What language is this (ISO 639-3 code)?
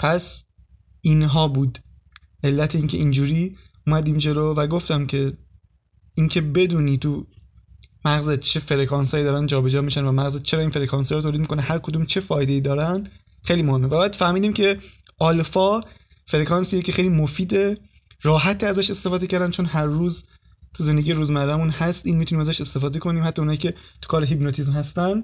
fas